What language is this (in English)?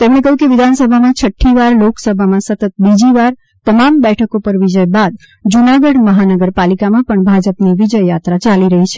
Gujarati